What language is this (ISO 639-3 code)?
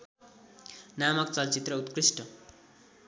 nep